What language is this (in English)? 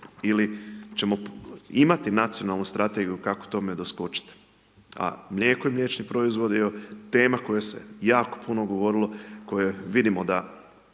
Croatian